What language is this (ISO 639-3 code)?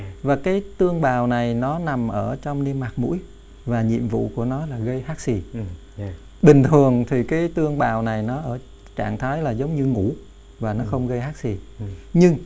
vie